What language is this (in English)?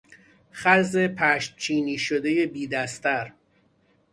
Persian